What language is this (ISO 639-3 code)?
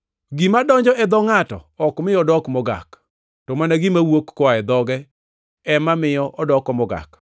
luo